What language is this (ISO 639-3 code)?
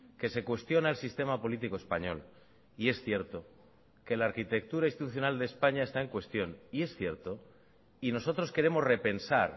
spa